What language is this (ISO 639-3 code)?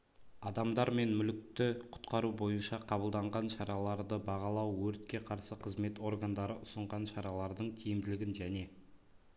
kaz